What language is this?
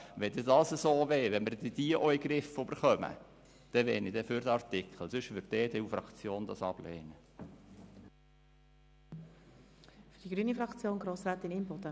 Swiss German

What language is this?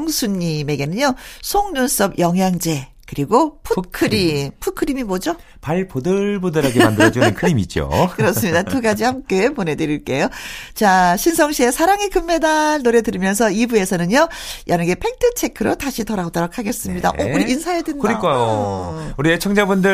Korean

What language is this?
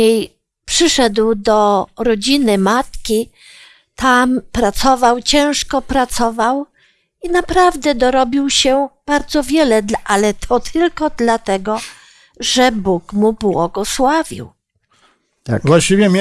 Polish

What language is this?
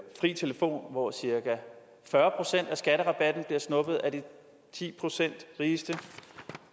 Danish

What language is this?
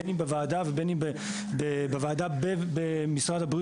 Hebrew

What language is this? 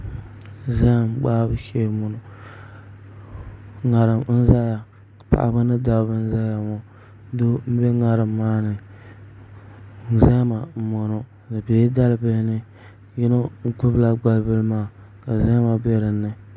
Dagbani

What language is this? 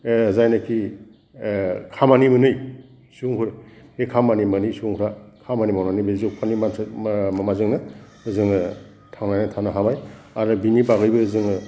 Bodo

